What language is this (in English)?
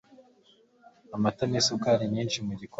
Kinyarwanda